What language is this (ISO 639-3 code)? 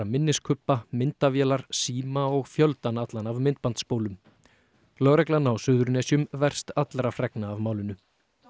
isl